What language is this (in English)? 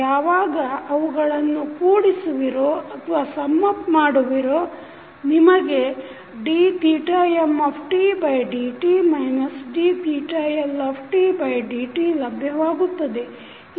Kannada